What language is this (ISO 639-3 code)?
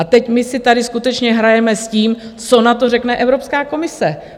ces